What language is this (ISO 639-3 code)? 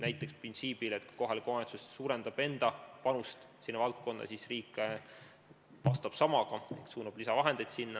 est